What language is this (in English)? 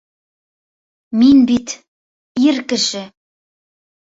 Bashkir